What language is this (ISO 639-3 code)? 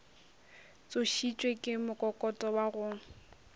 nso